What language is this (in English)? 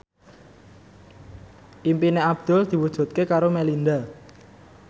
Javanese